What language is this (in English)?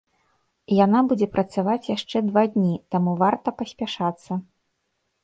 Belarusian